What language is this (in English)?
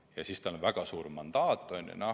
Estonian